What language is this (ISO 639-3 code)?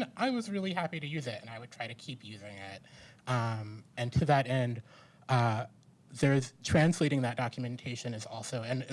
eng